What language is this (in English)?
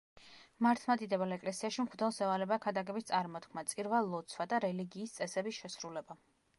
Georgian